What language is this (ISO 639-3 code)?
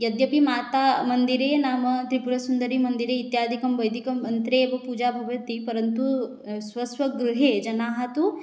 san